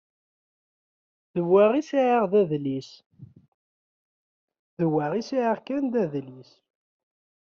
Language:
Kabyle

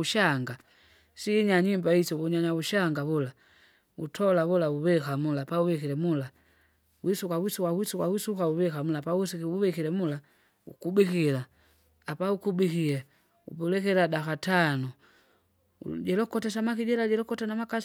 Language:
Kinga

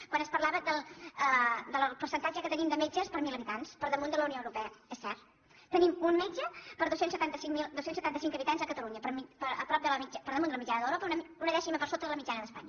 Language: Catalan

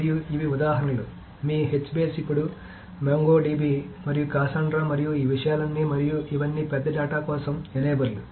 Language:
Telugu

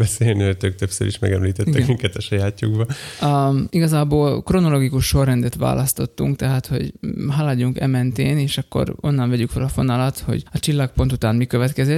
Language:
Hungarian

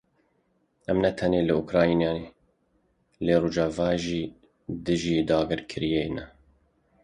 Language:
Kurdish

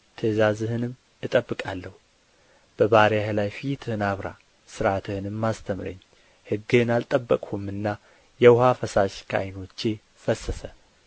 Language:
Amharic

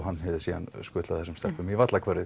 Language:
Icelandic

